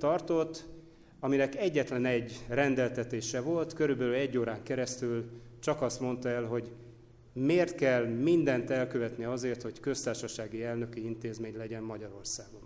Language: Hungarian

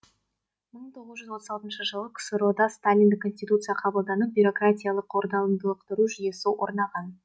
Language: Kazakh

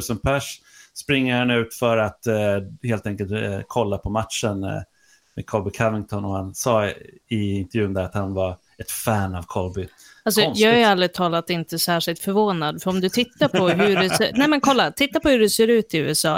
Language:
Swedish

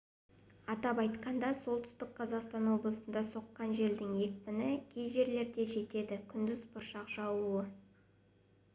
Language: Kazakh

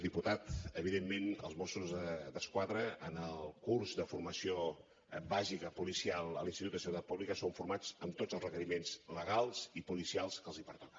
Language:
Catalan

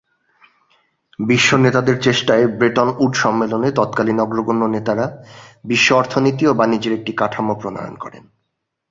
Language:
Bangla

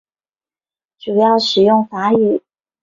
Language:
Chinese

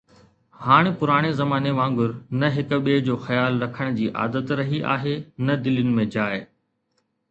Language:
Sindhi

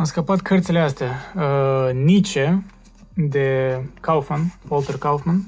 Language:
Romanian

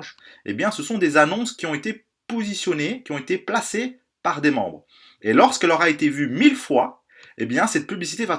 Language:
French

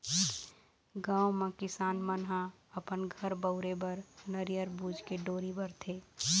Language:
Chhattisgarhi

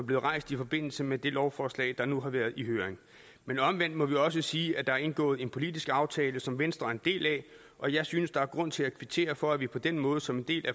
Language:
Danish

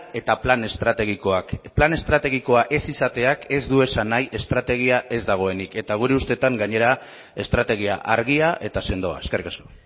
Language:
Basque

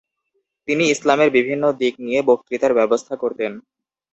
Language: Bangla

